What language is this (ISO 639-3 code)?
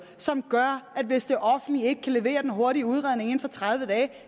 dan